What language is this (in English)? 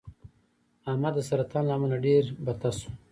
Pashto